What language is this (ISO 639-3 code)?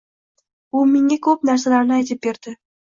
uzb